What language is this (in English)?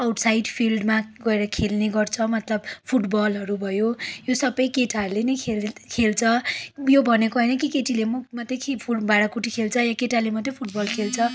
Nepali